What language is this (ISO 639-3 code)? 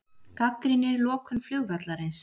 isl